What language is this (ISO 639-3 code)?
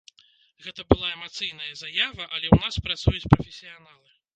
bel